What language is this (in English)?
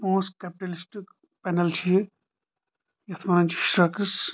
Kashmiri